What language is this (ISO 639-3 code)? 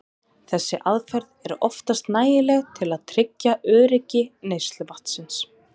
isl